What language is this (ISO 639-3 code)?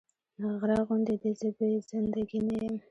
pus